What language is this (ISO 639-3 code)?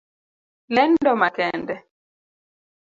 luo